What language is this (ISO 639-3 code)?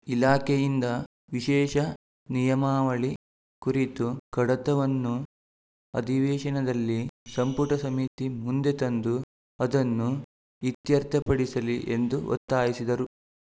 kan